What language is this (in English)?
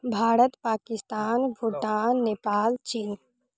Maithili